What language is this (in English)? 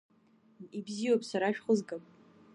Abkhazian